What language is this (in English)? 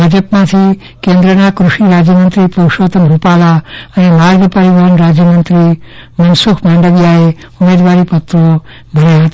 Gujarati